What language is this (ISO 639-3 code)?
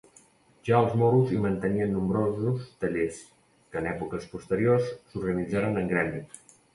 cat